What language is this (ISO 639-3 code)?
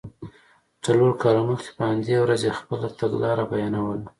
pus